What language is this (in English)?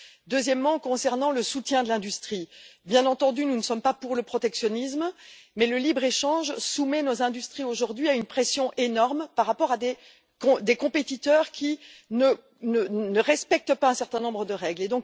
French